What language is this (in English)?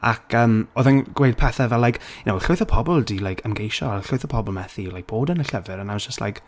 Welsh